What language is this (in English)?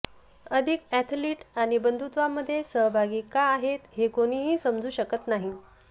Marathi